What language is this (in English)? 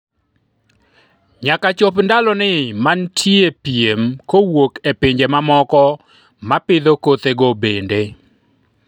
Luo (Kenya and Tanzania)